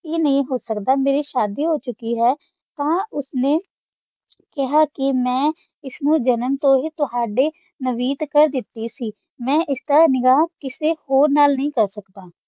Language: Punjabi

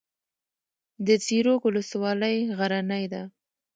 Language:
Pashto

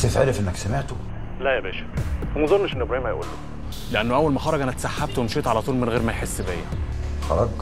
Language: Arabic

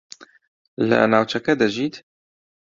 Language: Central Kurdish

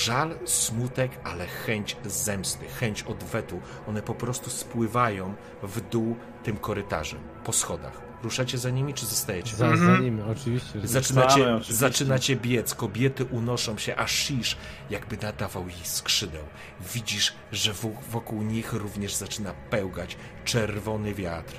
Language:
Polish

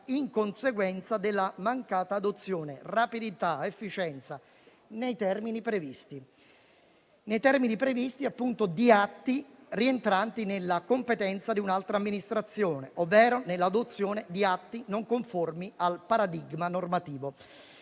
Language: Italian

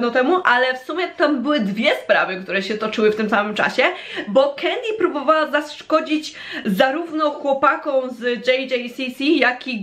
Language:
Polish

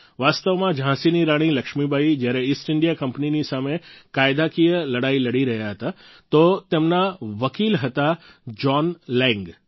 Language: Gujarati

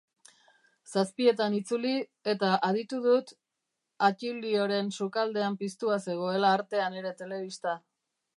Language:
Basque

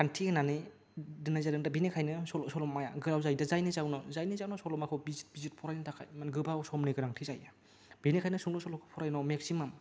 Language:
Bodo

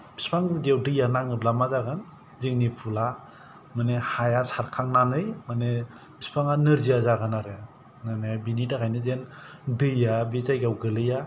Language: Bodo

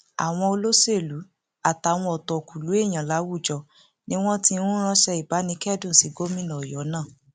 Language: Yoruba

